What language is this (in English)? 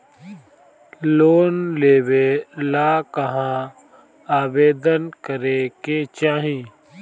Bhojpuri